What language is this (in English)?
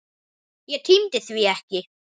Icelandic